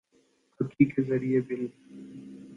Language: Urdu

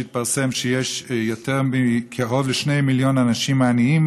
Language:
Hebrew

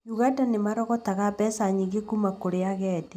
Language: Kikuyu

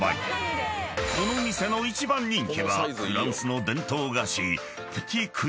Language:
Japanese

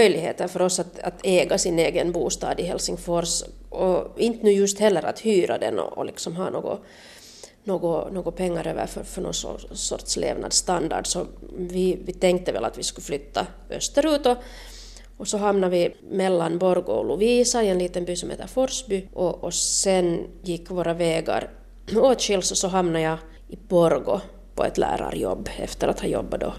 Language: Swedish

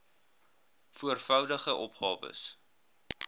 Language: Afrikaans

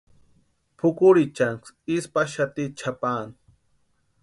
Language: Western Highland Purepecha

